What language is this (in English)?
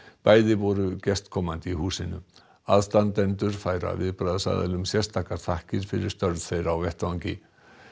Icelandic